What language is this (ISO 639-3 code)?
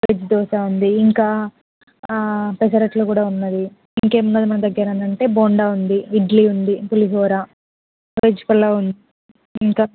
tel